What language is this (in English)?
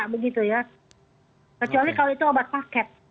Indonesian